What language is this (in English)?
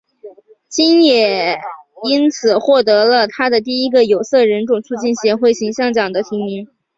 Chinese